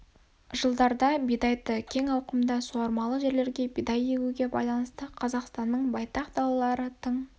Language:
Kazakh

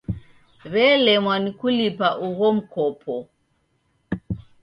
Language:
Taita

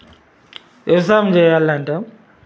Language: Telugu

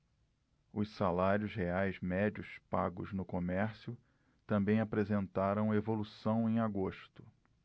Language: Portuguese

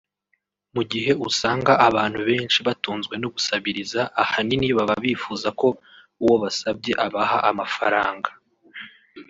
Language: Kinyarwanda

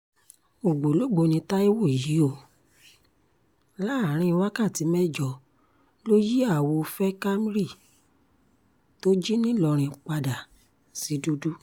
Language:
Yoruba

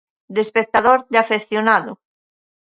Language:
Galician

